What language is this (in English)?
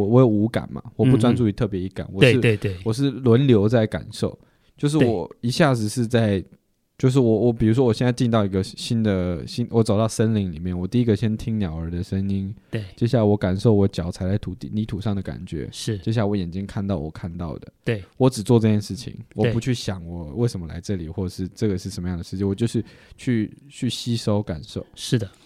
Chinese